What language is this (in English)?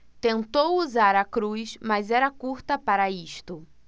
Portuguese